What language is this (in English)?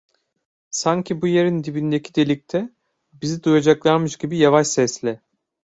Turkish